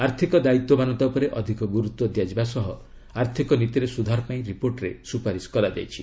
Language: Odia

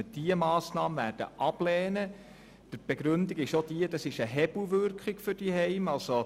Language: Swiss German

